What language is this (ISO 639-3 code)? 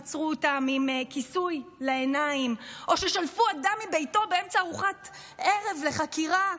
heb